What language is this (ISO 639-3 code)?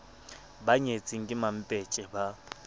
sot